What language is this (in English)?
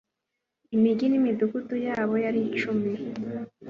Kinyarwanda